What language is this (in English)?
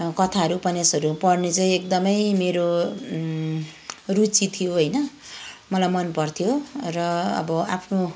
Nepali